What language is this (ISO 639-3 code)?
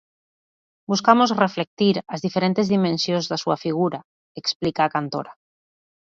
glg